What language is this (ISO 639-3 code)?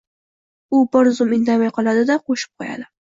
uzb